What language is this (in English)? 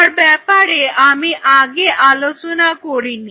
Bangla